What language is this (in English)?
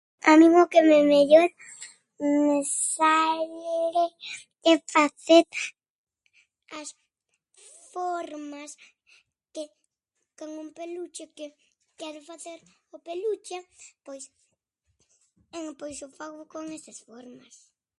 Galician